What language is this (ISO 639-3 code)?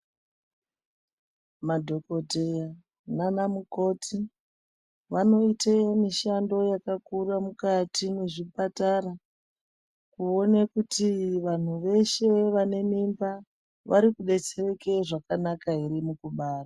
ndc